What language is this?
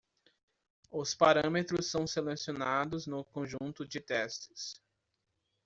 Portuguese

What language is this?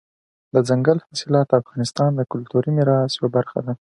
Pashto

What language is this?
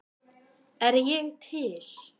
Icelandic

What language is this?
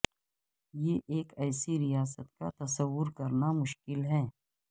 Urdu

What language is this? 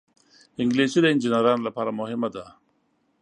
Pashto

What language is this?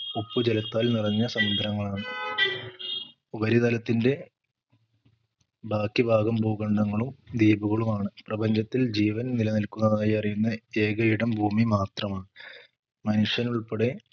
Malayalam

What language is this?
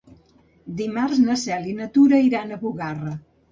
Catalan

